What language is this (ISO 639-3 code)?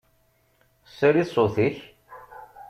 kab